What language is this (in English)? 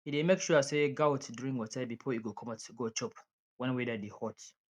Nigerian Pidgin